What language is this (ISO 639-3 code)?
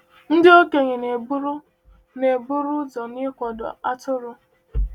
ibo